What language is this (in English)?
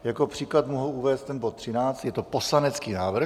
Czech